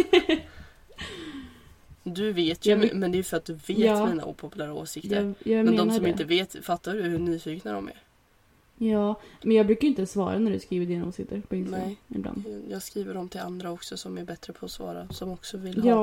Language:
Swedish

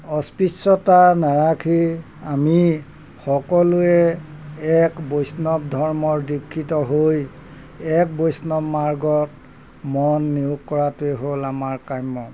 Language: Assamese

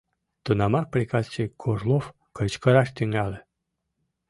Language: Mari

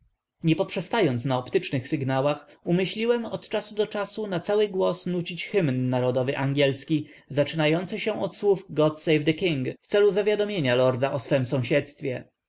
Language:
Polish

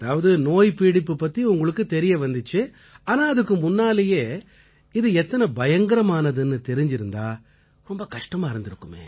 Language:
Tamil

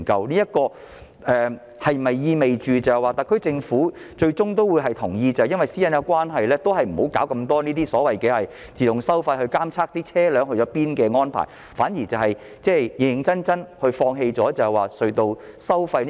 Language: Cantonese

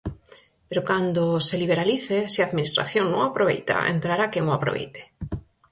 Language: Galician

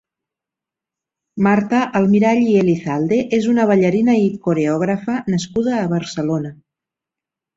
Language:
Catalan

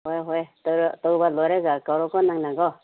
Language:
Manipuri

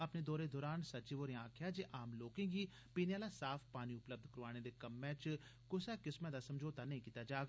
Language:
Dogri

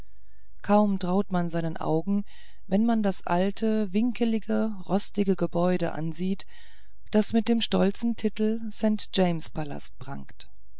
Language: German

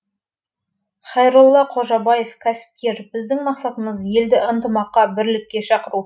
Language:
Kazakh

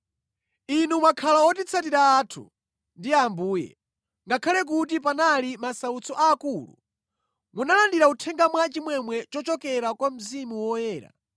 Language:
Nyanja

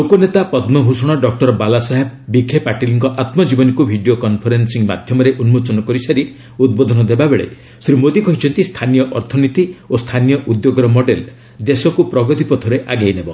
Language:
Odia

